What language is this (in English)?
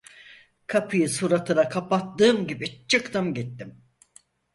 Turkish